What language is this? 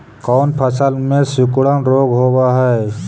Magahi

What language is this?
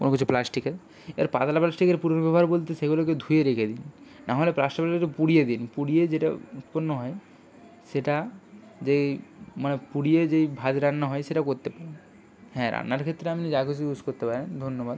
Bangla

